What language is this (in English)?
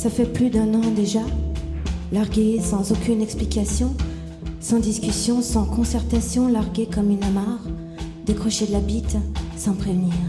French